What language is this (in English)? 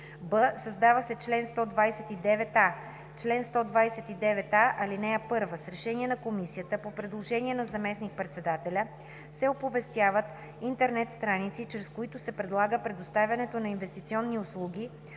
Bulgarian